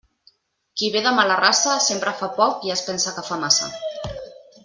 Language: Catalan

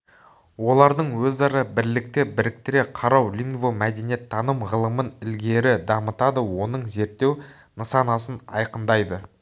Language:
Kazakh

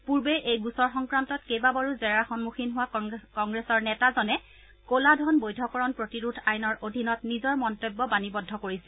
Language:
Assamese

